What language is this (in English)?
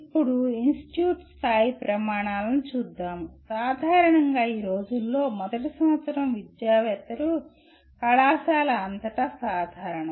Telugu